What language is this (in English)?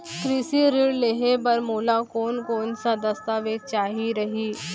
Chhattisgarhi